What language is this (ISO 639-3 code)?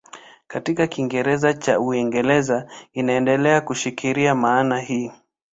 swa